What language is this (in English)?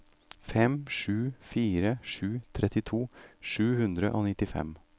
Norwegian